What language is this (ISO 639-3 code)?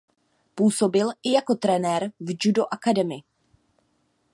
ces